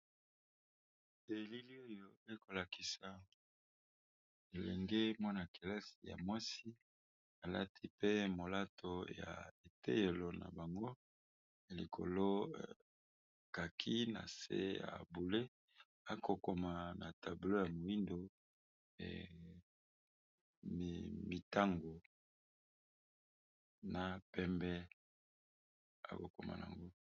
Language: Lingala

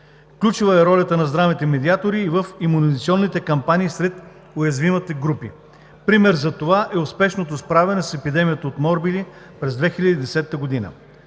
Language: Bulgarian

